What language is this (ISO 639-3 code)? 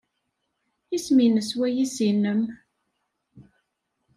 kab